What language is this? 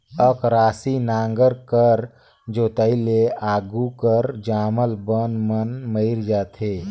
Chhattisgarhi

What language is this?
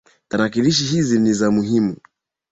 Swahili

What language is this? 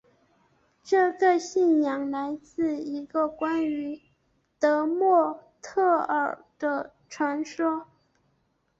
Chinese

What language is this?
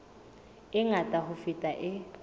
Southern Sotho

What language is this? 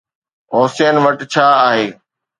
Sindhi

